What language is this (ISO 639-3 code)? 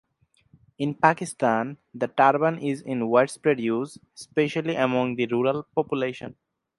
eng